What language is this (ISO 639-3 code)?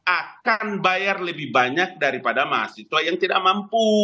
ind